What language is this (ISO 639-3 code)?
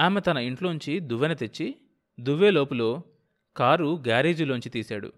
tel